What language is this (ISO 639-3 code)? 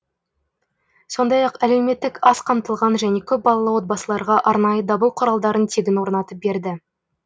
kaz